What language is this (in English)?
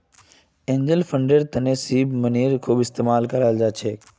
Magahi